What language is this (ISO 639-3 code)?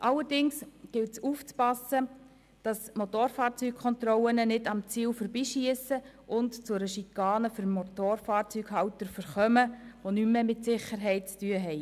gsw